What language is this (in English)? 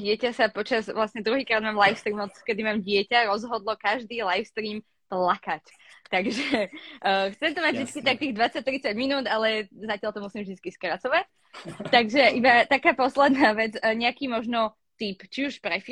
Slovak